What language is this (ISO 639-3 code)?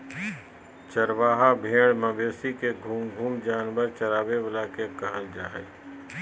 mag